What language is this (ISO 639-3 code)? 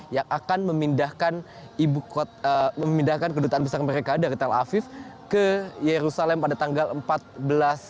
ind